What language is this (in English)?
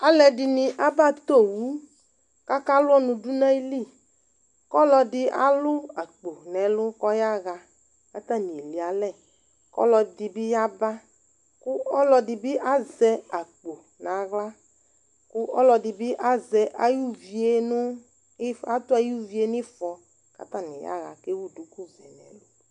Ikposo